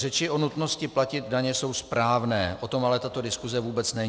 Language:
Czech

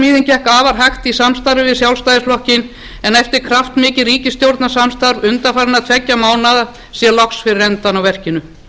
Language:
Icelandic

